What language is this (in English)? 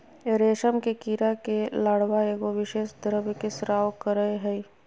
Magahi